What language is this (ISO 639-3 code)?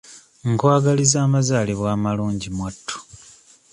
lug